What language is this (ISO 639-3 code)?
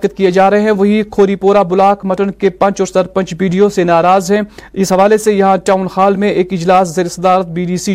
urd